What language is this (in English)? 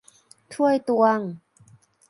Thai